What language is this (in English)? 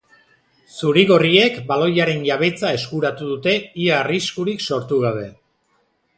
Basque